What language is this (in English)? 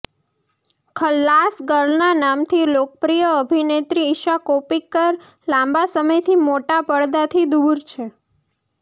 Gujarati